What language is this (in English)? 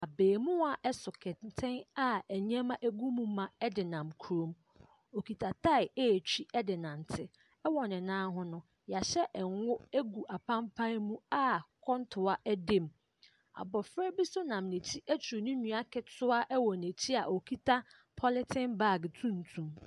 Akan